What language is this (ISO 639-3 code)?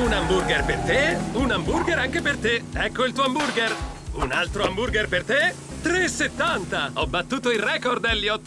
ita